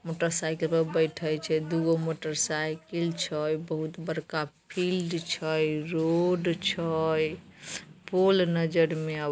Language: Magahi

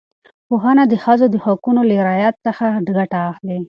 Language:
Pashto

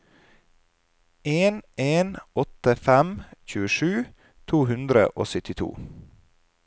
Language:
Norwegian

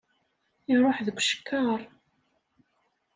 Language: Kabyle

